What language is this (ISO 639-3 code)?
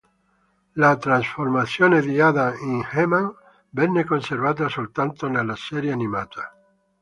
ita